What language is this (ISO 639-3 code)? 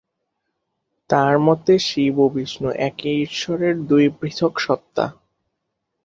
ben